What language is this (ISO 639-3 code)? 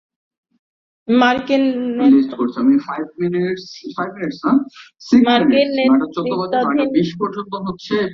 ben